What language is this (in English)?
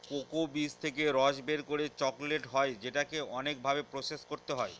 Bangla